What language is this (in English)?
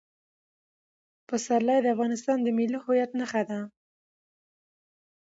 Pashto